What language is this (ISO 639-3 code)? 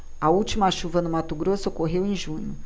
por